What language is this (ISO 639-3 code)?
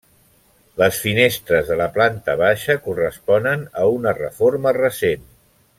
cat